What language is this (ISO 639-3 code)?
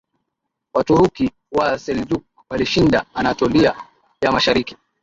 swa